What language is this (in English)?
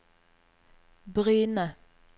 Norwegian